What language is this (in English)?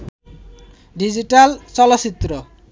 Bangla